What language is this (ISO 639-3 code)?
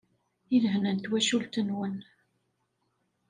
kab